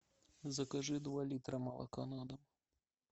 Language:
Russian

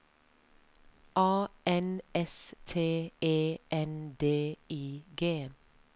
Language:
Norwegian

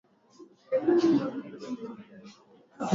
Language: Swahili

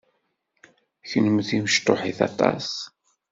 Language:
Kabyle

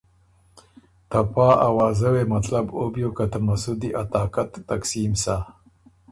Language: Ormuri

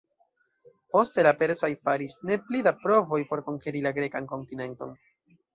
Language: Esperanto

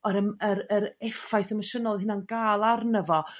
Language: Welsh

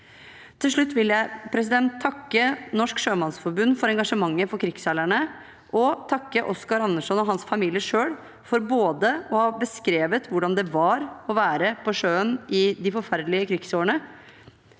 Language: Norwegian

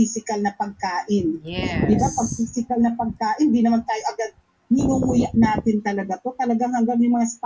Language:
Filipino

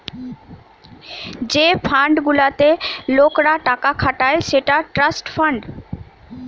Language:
Bangla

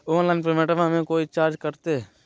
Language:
Magahi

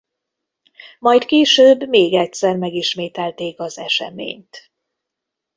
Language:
Hungarian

